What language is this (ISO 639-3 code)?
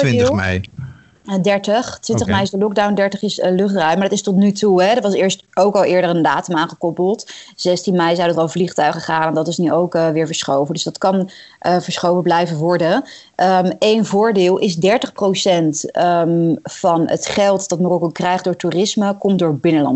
nld